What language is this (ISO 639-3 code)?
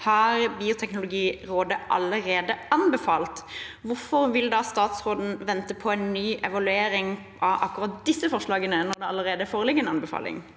nor